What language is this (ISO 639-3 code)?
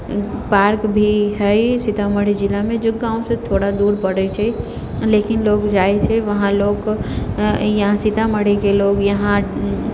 mai